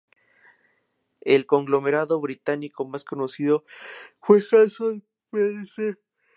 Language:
Spanish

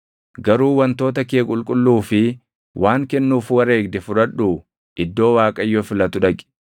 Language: Oromo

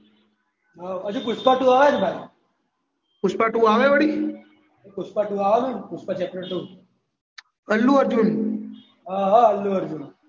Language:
Gujarati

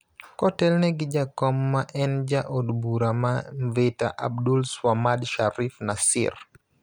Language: Luo (Kenya and Tanzania)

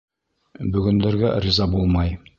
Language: Bashkir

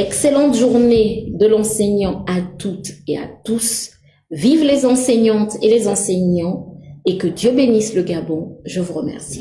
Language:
French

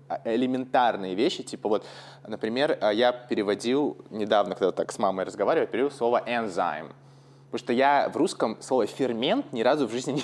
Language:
Russian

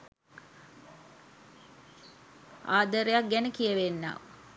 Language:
Sinhala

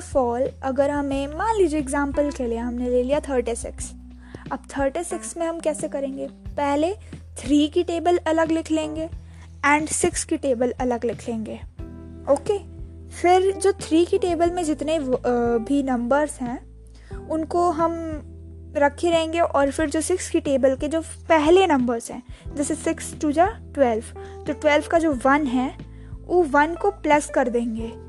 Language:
Hindi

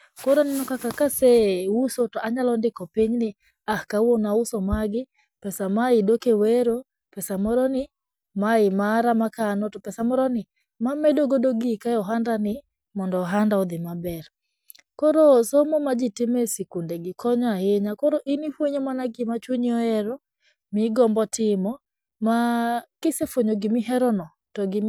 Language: Luo (Kenya and Tanzania)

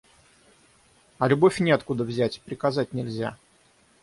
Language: Russian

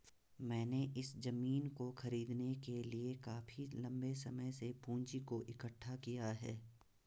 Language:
Hindi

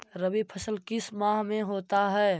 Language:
Magahi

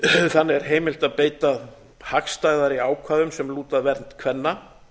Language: Icelandic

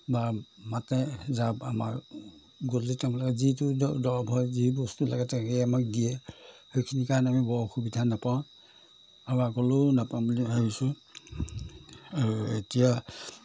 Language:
Assamese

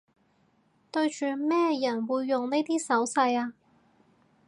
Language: Cantonese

